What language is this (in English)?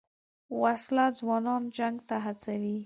Pashto